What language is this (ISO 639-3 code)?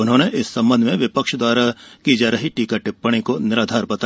hin